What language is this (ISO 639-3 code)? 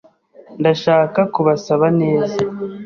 kin